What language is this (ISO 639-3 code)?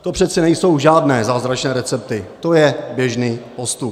ces